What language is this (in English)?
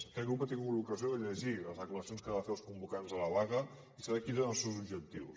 Catalan